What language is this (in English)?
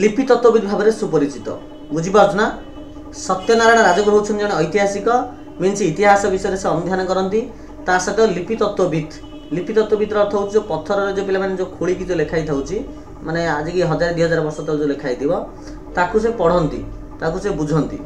Hindi